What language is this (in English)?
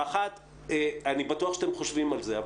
Hebrew